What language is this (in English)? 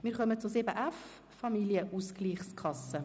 Swiss German